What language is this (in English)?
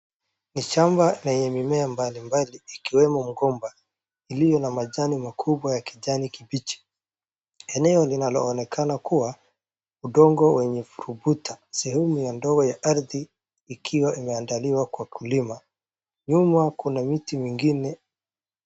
Swahili